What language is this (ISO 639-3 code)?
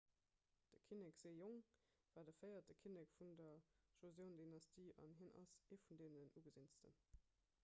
ltz